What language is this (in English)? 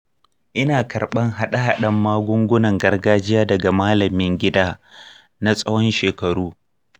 Hausa